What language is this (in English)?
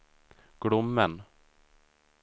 Swedish